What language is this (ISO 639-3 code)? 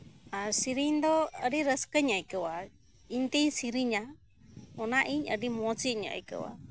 sat